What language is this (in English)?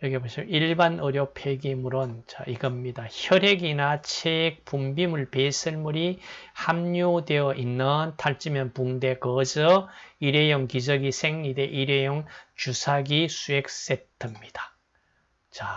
Korean